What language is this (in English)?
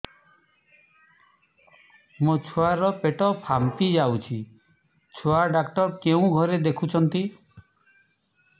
Odia